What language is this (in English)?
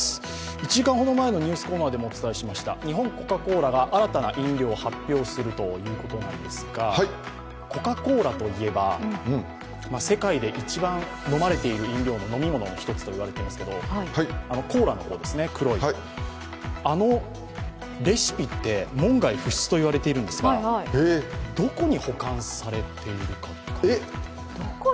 Japanese